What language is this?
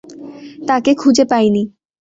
Bangla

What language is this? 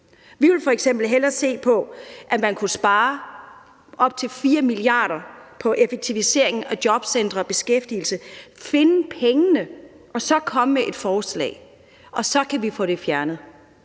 Danish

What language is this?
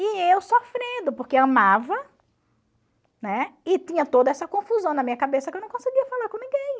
Portuguese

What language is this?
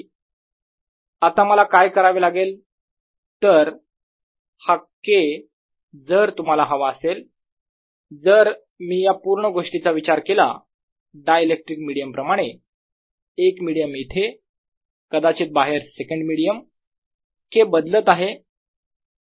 Marathi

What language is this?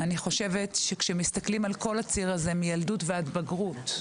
Hebrew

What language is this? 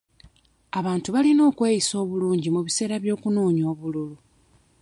Ganda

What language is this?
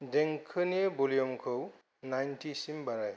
Bodo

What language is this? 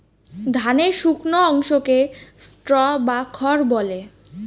Bangla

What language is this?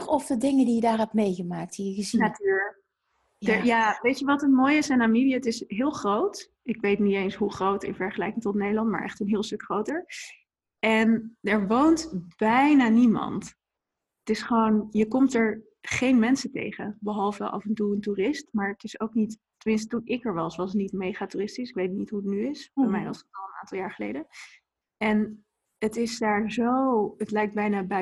Dutch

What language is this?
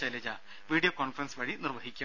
Malayalam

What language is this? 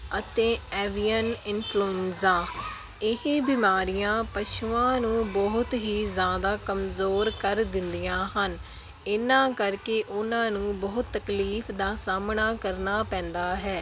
Punjabi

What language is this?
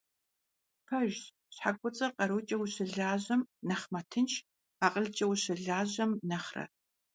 Kabardian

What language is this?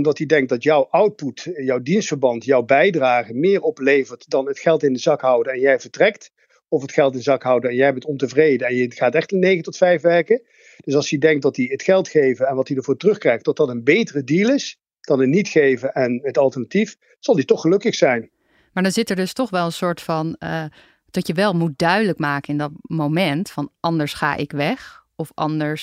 Dutch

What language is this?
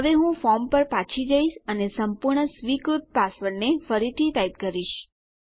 Gujarati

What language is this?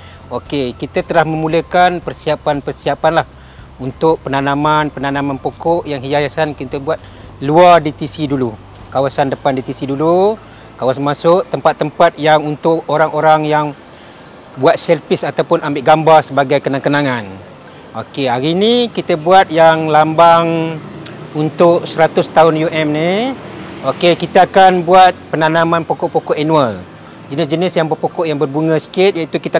Malay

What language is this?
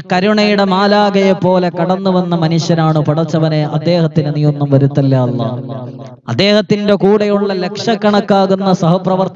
Arabic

